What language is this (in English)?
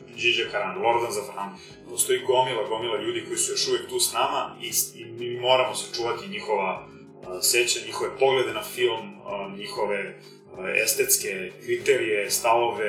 Croatian